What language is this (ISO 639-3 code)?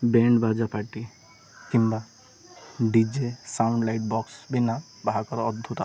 ori